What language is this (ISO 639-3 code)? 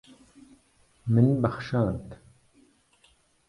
kur